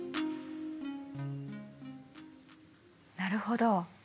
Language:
Japanese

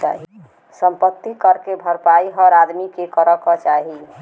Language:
Bhojpuri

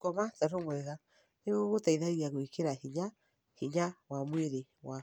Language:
Kikuyu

